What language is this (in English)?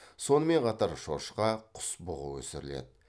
Kazakh